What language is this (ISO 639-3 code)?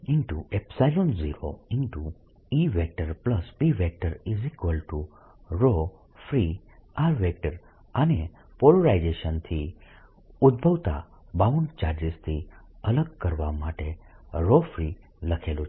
guj